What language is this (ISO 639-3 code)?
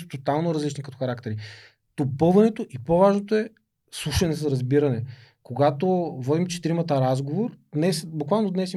bul